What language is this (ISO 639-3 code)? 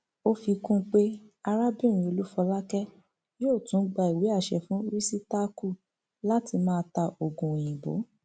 yor